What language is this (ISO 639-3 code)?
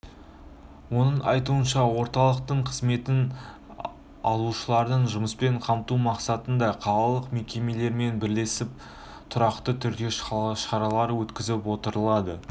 kaz